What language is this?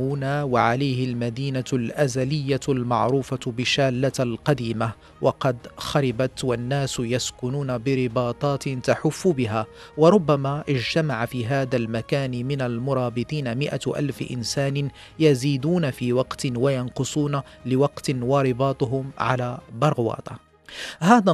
Arabic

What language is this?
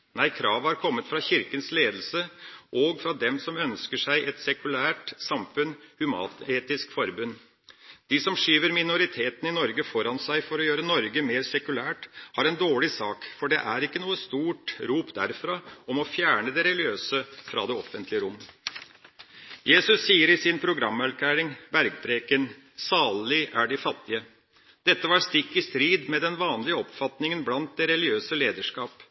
Norwegian Bokmål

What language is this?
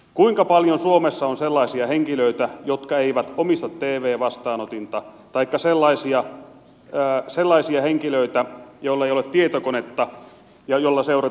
Finnish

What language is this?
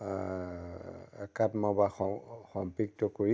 Assamese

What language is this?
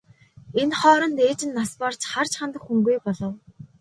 Mongolian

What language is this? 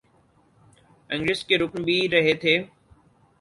Urdu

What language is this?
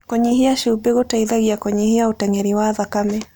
Kikuyu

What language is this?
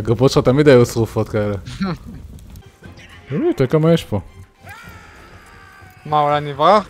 Hebrew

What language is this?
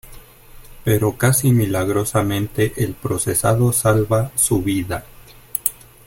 Spanish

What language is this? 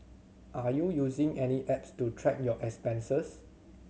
English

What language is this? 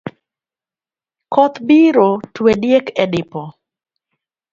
Luo (Kenya and Tanzania)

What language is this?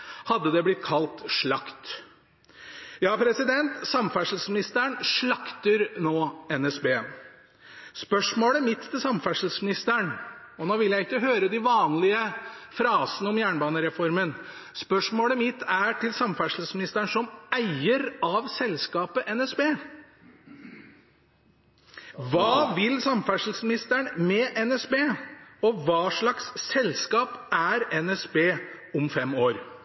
Norwegian Bokmål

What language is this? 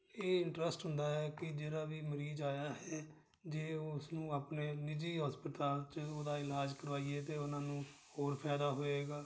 Punjabi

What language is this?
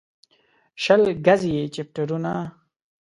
Pashto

